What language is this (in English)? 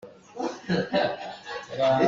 Hakha Chin